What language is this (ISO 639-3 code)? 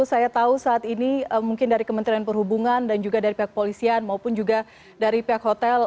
ind